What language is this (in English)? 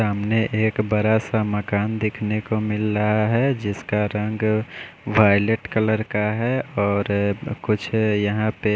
Hindi